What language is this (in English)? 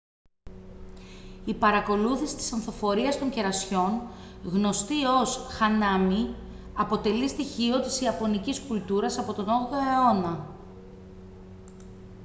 Greek